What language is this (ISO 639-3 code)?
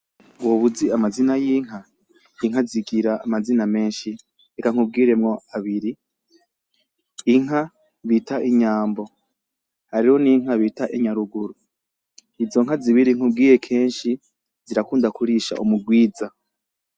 run